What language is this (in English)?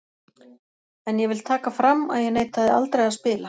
Icelandic